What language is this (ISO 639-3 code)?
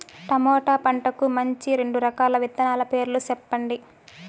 tel